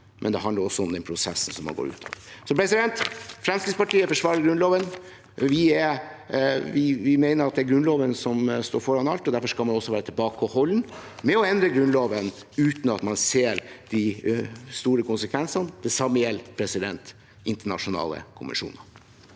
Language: Norwegian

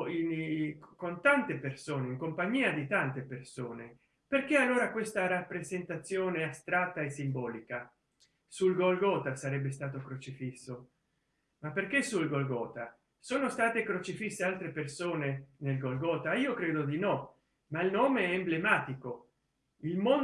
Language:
Italian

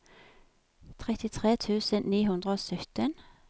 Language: Norwegian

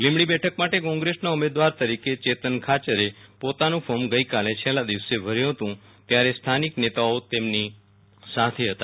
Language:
Gujarati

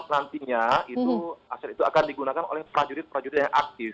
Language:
Indonesian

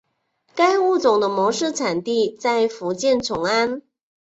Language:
Chinese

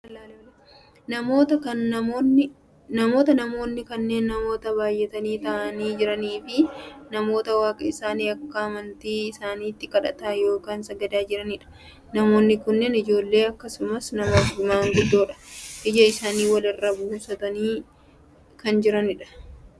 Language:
Oromo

